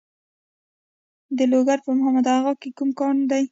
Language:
Pashto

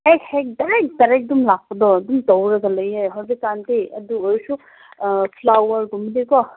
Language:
Manipuri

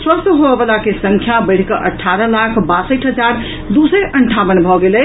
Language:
Maithili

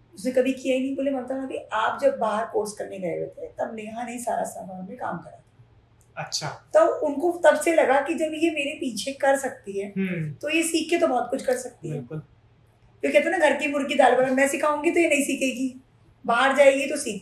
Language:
Hindi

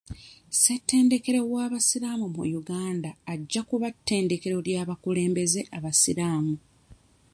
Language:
Ganda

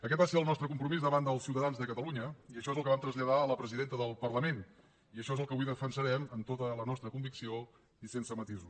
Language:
Catalan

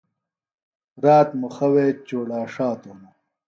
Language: Phalura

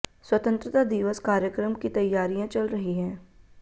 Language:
Hindi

